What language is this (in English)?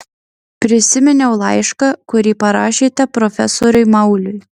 Lithuanian